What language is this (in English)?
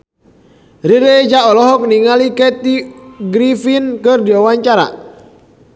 Sundanese